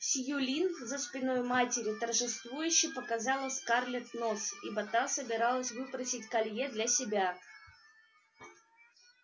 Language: Russian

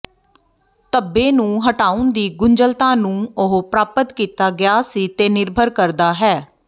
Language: Punjabi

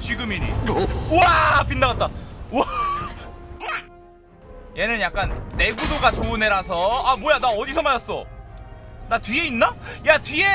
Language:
Korean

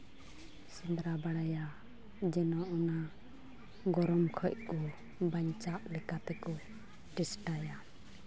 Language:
Santali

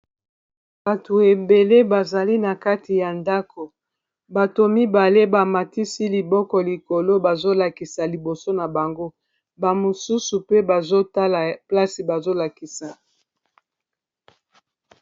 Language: Lingala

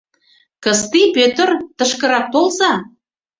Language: Mari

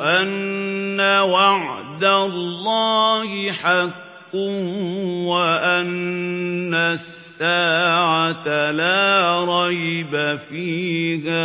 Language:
Arabic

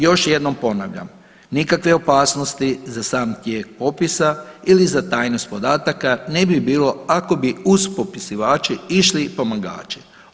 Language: Croatian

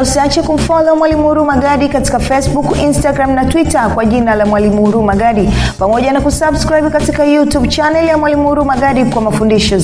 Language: Swahili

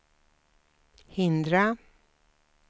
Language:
Swedish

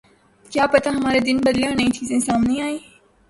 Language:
Urdu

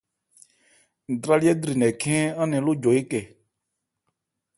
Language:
Ebrié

